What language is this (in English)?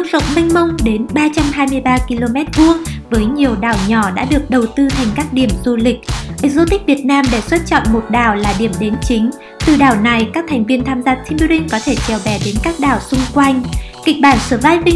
Vietnamese